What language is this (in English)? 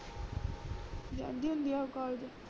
Punjabi